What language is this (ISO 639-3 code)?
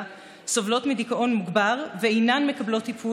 heb